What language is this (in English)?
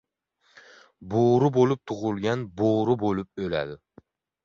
Uzbek